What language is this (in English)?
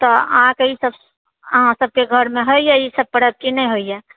Maithili